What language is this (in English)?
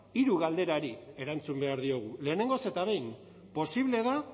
Basque